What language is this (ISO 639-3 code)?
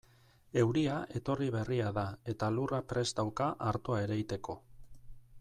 eus